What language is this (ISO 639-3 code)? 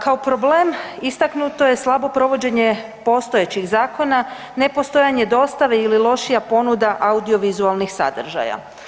hrv